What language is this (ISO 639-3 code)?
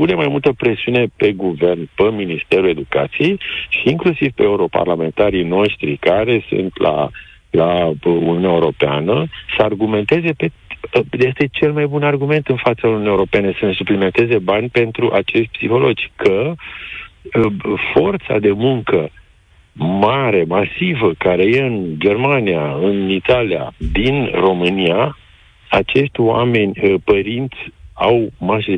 ron